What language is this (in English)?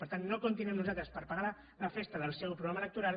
Catalan